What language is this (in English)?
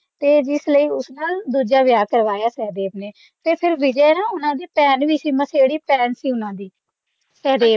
Punjabi